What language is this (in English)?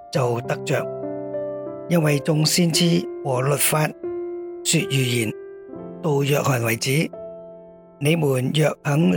Chinese